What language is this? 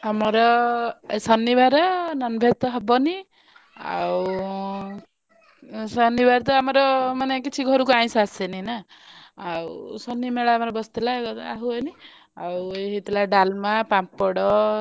Odia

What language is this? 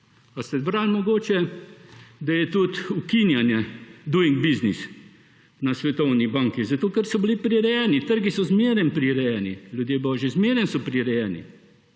Slovenian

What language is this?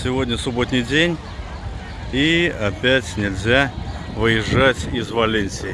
Russian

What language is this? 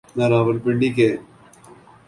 Urdu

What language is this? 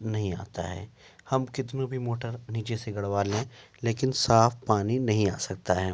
Urdu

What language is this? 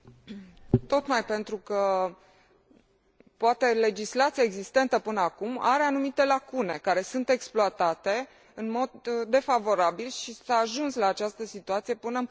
Romanian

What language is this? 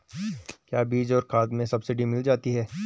Hindi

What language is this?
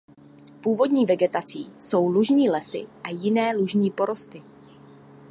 Czech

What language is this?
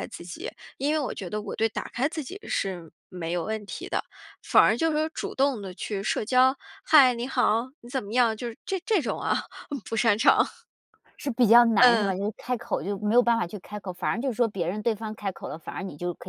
Chinese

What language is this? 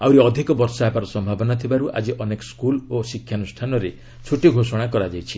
Odia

